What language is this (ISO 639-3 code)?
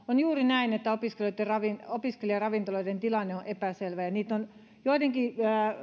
fin